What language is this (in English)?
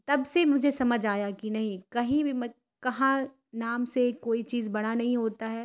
Urdu